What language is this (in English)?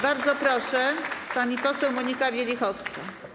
Polish